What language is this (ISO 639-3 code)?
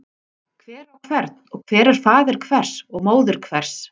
isl